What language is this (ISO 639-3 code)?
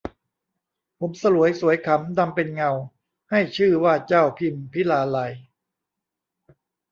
tha